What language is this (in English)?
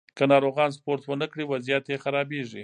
Pashto